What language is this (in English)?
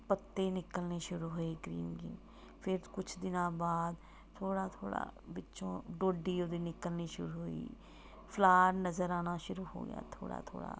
Punjabi